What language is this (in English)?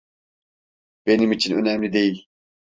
Turkish